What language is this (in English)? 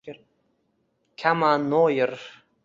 Uzbek